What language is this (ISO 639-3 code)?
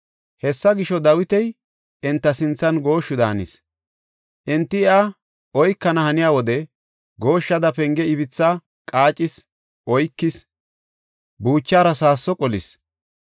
gof